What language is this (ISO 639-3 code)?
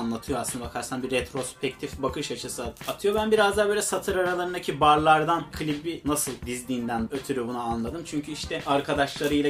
tur